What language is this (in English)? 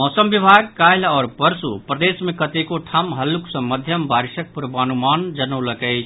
Maithili